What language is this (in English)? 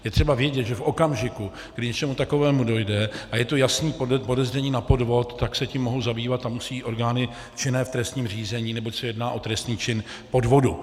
Czech